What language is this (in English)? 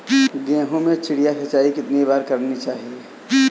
Hindi